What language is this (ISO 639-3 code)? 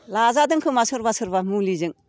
brx